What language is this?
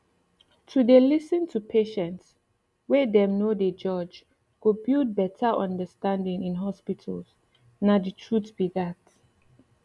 Nigerian Pidgin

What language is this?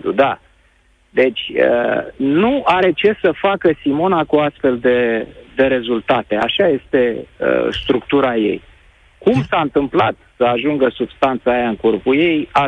Romanian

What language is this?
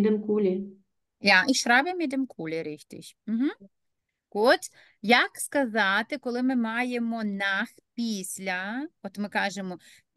Ukrainian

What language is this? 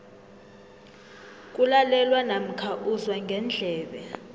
South Ndebele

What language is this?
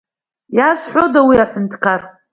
Abkhazian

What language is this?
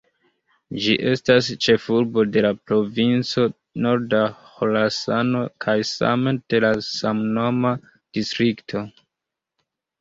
Esperanto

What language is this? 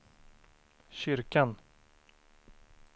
Swedish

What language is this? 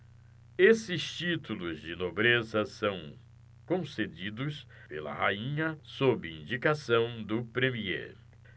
Portuguese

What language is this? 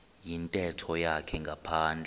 Xhosa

